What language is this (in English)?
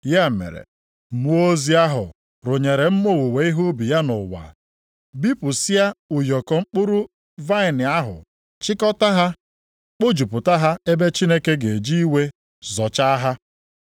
Igbo